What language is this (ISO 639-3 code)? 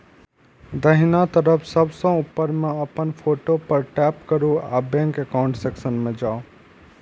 mai